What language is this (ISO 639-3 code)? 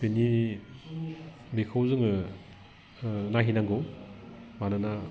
brx